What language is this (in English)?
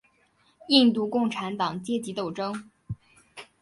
Chinese